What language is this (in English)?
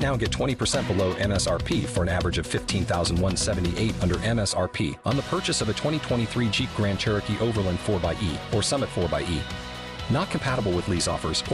Romanian